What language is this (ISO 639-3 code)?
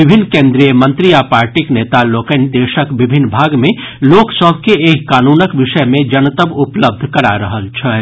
mai